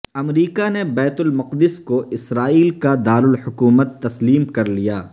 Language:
Urdu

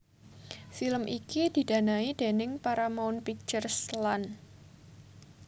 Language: Javanese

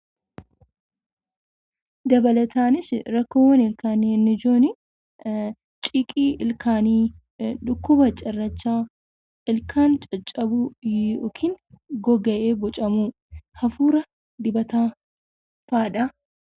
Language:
Oromo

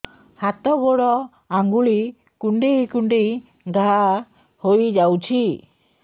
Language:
Odia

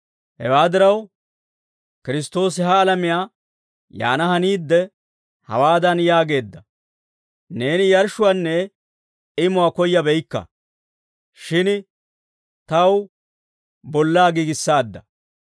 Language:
Dawro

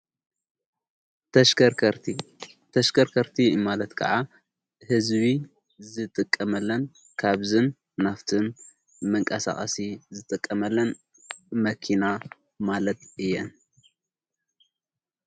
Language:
Tigrinya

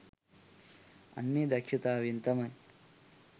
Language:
Sinhala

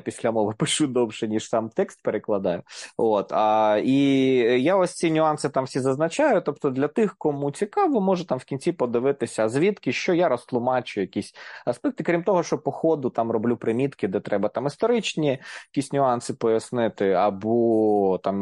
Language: Ukrainian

